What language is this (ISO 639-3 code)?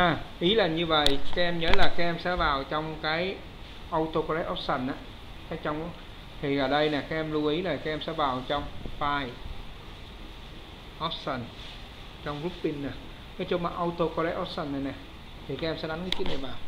vie